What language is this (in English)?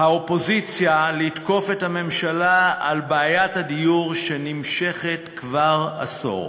Hebrew